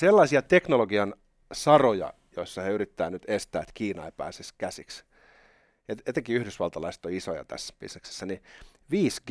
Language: Finnish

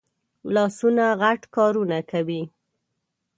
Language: Pashto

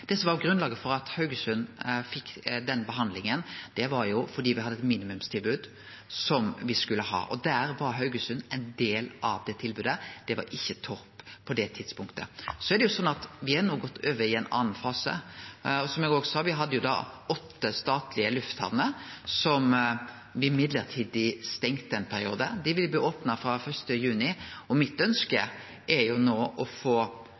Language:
Norwegian Nynorsk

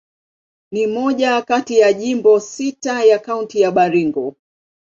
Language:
Swahili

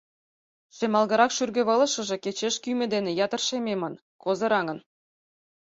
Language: Mari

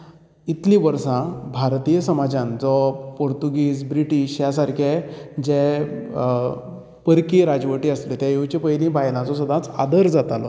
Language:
Konkani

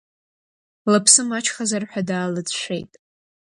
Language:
Abkhazian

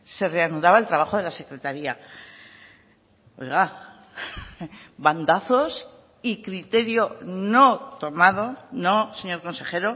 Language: Spanish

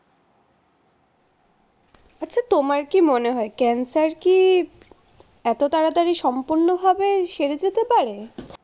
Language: Bangla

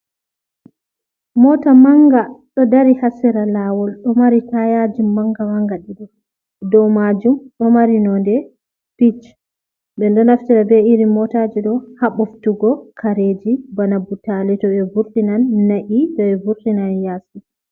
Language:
Fula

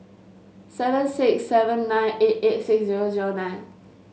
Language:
English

